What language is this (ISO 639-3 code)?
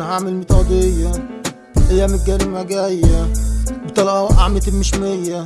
ara